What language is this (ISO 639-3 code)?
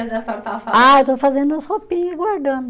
por